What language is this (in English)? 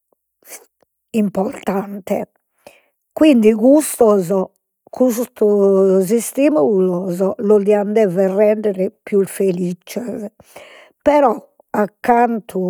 Sardinian